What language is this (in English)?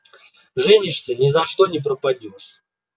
Russian